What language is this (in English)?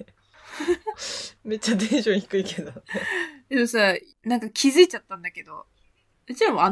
Japanese